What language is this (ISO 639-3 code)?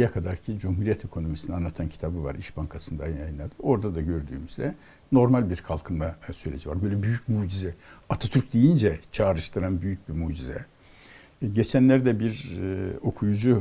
tur